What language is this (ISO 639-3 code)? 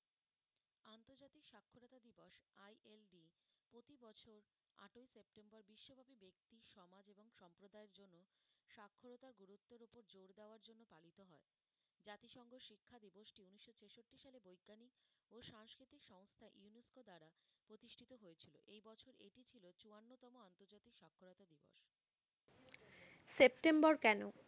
ben